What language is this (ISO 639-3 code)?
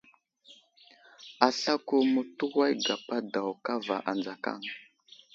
udl